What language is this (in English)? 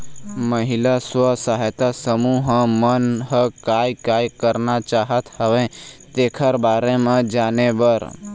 Chhattisgarhi